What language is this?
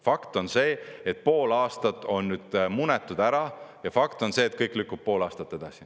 Estonian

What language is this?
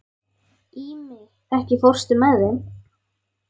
Icelandic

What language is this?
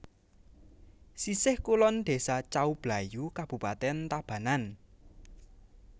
Javanese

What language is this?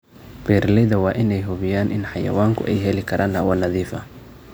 Somali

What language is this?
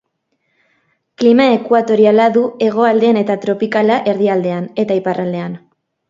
Basque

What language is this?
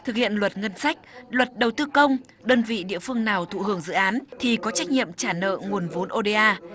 Vietnamese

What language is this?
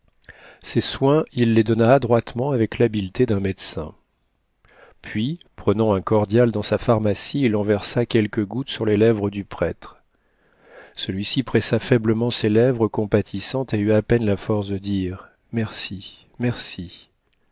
French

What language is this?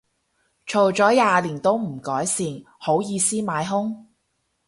Cantonese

